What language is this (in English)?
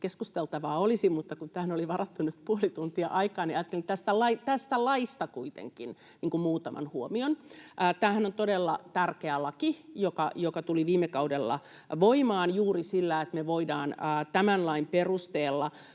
Finnish